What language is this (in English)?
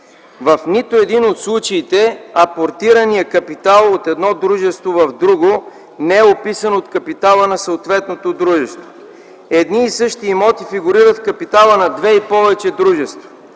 Bulgarian